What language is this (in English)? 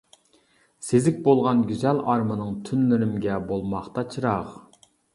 Uyghur